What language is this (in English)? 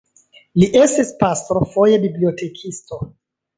Esperanto